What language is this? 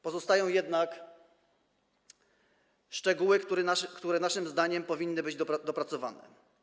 Polish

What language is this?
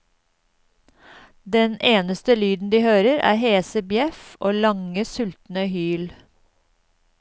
Norwegian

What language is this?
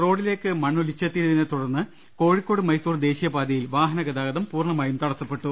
Malayalam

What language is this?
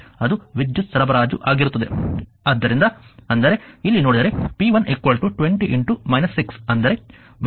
Kannada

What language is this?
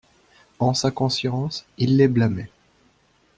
French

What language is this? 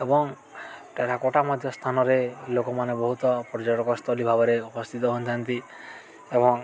Odia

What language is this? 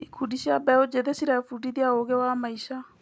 Kikuyu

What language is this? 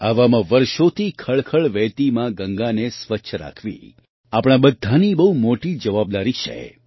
Gujarati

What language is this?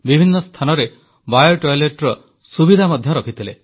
Odia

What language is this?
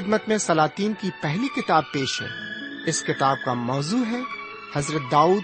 Urdu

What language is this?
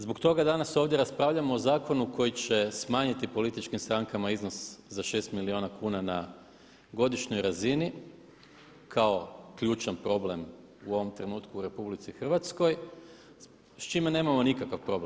Croatian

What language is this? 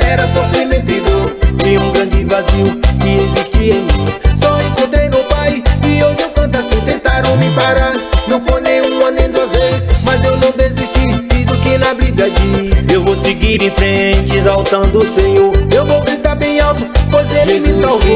Spanish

